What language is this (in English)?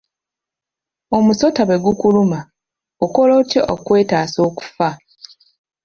Ganda